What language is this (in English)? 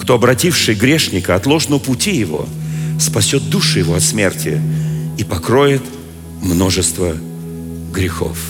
Russian